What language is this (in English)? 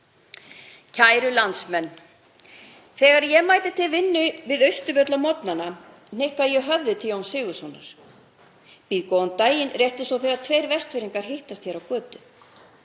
Icelandic